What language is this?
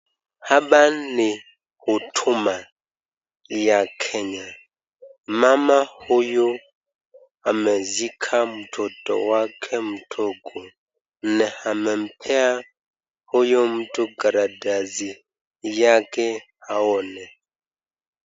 Swahili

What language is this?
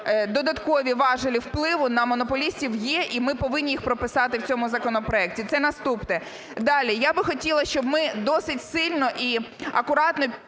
Ukrainian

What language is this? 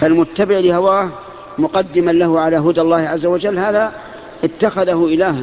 Arabic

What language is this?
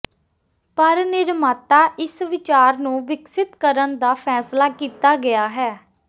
Punjabi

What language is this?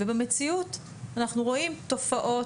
Hebrew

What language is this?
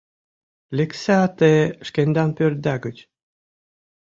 Mari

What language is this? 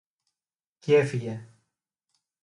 Greek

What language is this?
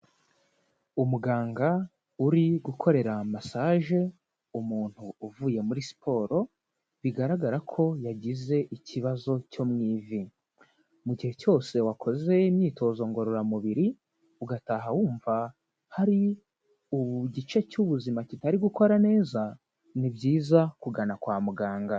Kinyarwanda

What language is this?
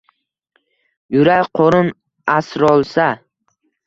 Uzbek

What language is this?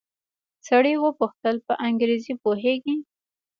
Pashto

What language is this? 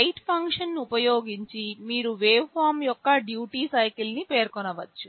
Telugu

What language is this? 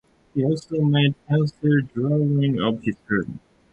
English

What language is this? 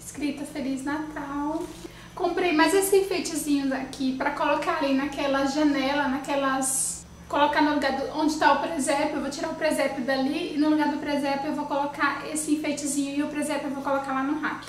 Portuguese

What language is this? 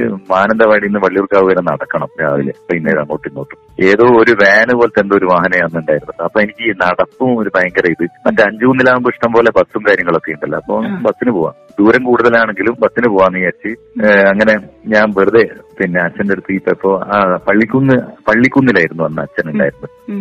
Malayalam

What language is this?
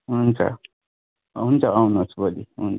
Nepali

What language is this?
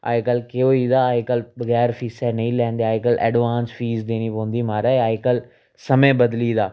Dogri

